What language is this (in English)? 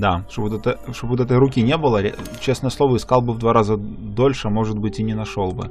Russian